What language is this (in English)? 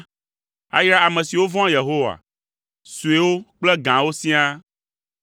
Ewe